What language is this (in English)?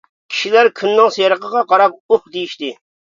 Uyghur